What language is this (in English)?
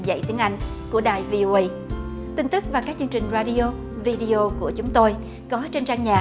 Vietnamese